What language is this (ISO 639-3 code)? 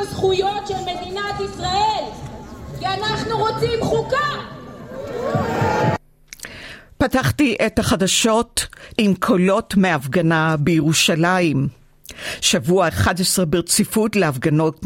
heb